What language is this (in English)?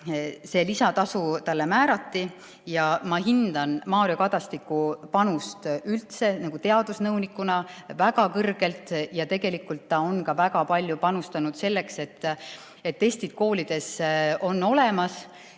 Estonian